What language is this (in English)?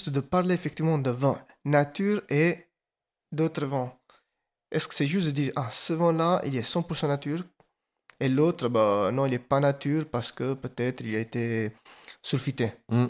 French